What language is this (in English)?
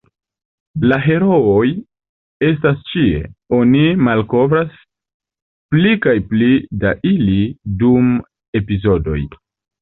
Esperanto